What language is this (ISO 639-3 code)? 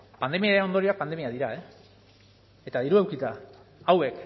eus